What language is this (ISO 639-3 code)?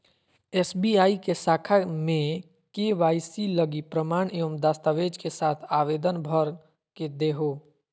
mag